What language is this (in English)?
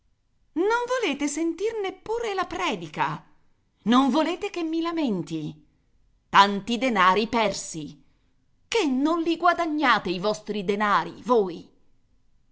Italian